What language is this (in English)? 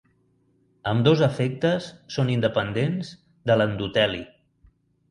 Catalan